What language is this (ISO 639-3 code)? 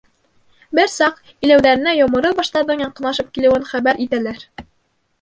bak